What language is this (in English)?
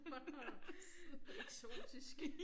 Danish